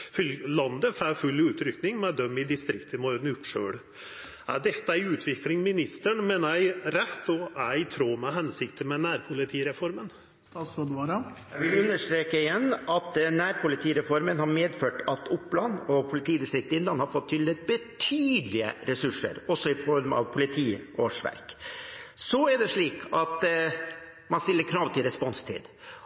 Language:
Norwegian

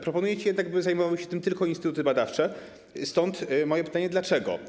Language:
Polish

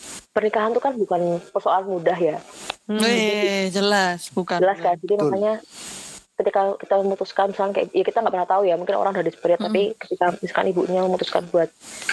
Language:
Indonesian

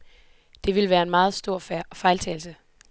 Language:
Danish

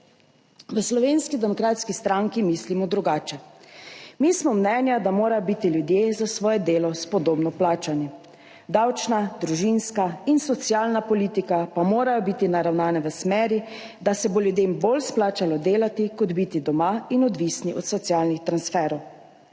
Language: Slovenian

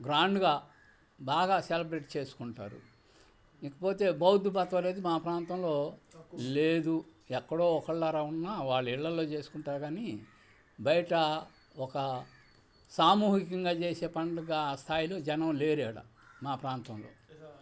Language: Telugu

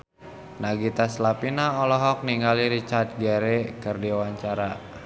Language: Sundanese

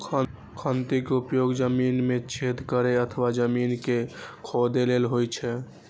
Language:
Maithili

